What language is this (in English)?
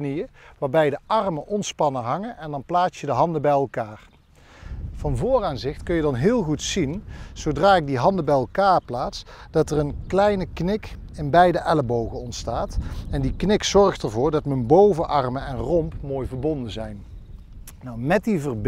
Dutch